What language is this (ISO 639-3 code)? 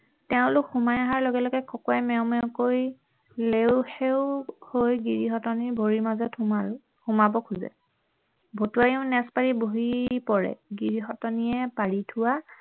asm